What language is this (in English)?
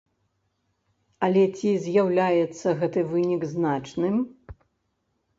Belarusian